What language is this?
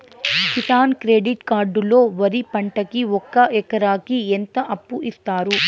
Telugu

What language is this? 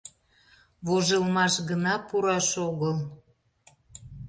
Mari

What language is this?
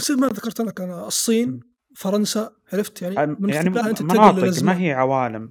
Arabic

